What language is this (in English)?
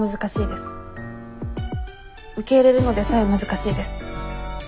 Japanese